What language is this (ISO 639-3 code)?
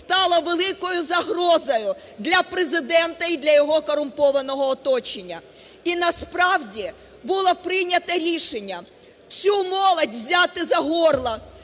ukr